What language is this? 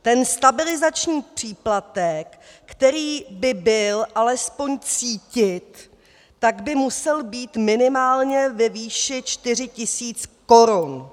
Czech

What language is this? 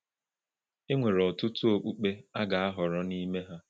Igbo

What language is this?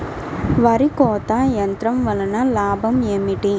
Telugu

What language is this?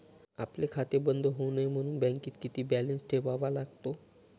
Marathi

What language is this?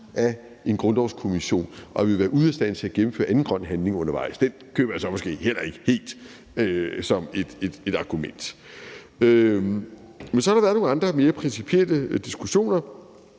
Danish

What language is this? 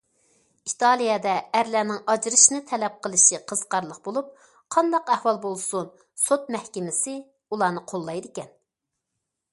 Uyghur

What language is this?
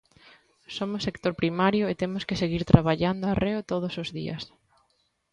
Galician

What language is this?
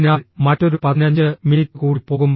Malayalam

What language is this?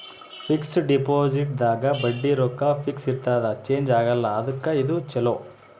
Kannada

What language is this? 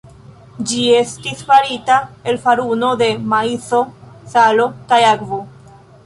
Esperanto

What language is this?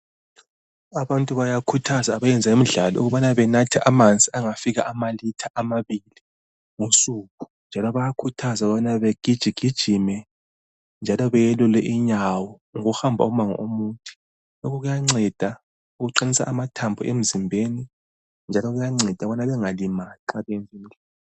North Ndebele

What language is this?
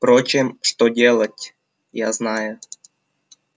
Russian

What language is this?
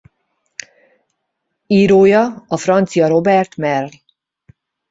Hungarian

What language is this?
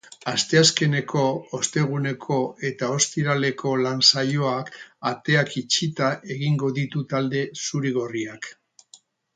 Basque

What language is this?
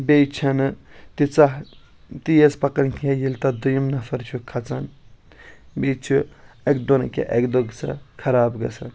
Kashmiri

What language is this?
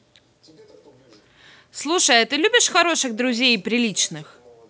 Russian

